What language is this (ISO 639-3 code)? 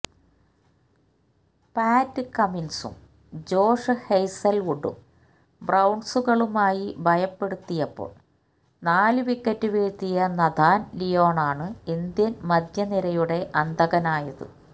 mal